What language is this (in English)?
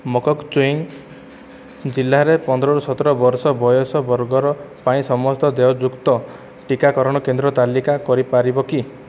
Odia